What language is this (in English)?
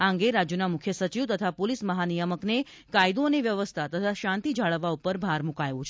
Gujarati